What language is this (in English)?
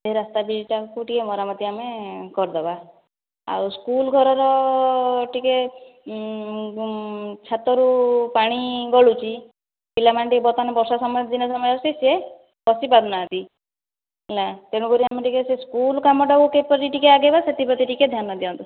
Odia